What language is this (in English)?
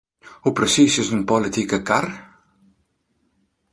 Western Frisian